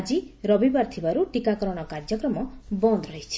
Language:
Odia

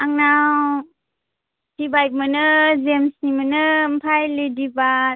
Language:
Bodo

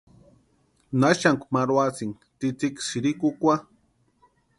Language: Western Highland Purepecha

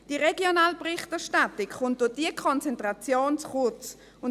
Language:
Swiss German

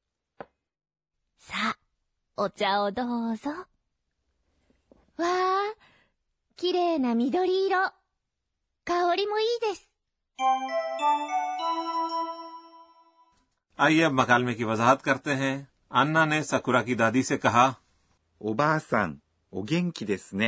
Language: Urdu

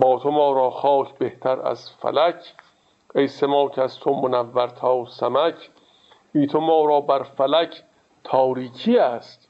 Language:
Persian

